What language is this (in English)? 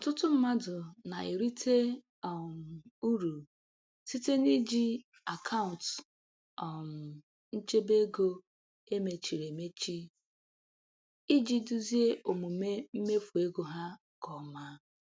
Igbo